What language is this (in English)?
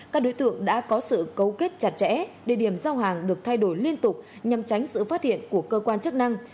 Vietnamese